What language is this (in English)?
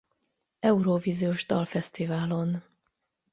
Hungarian